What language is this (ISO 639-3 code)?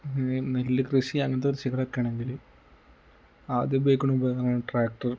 mal